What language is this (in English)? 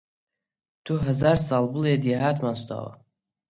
Central Kurdish